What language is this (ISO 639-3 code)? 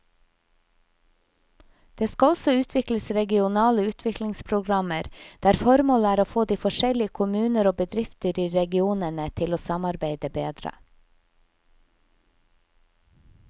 nor